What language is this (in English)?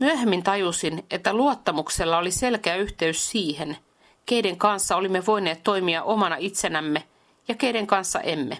Finnish